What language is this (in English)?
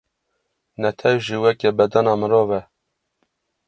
Kurdish